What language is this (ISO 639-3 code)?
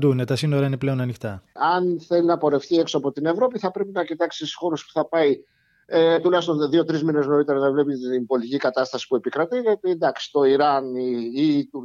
ell